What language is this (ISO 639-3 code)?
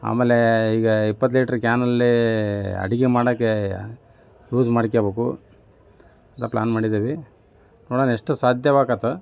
kan